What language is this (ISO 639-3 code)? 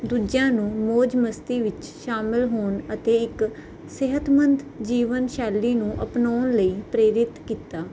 pan